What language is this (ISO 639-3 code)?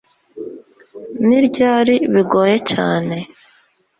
kin